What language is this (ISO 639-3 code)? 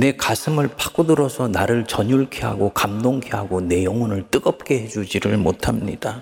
kor